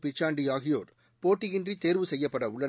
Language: Tamil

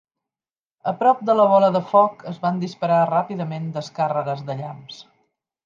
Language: Catalan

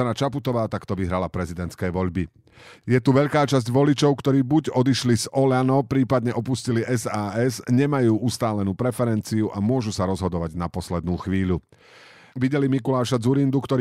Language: Slovak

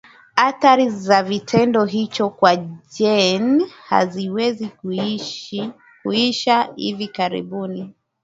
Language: Swahili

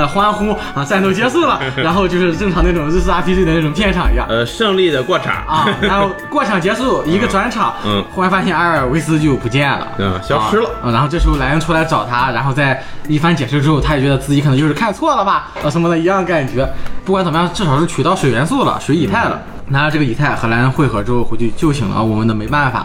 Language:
Chinese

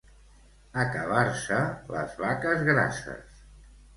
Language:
Catalan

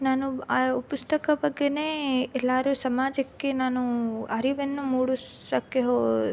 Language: Kannada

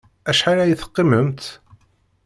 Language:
Kabyle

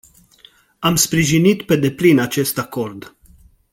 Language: Romanian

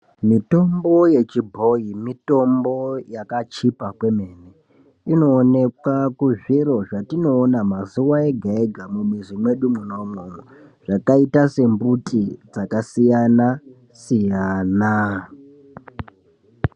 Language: Ndau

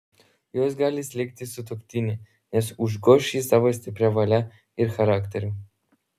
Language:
Lithuanian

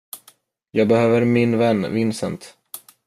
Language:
Swedish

